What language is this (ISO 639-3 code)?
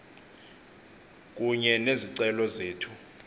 xho